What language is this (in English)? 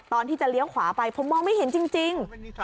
Thai